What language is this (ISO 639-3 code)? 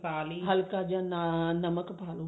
pan